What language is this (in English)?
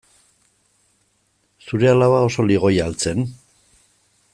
Basque